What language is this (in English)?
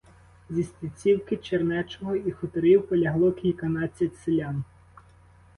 Ukrainian